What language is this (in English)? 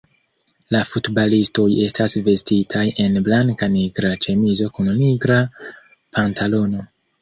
Esperanto